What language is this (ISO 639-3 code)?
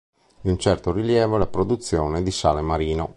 ita